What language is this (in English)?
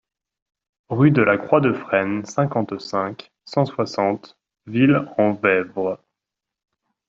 French